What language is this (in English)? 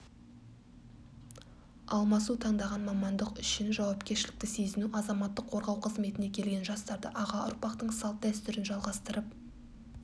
Kazakh